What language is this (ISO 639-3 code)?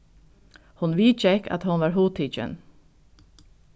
fao